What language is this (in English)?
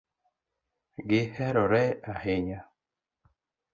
Luo (Kenya and Tanzania)